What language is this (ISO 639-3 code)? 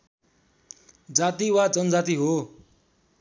nep